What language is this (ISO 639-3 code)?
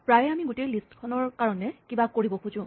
asm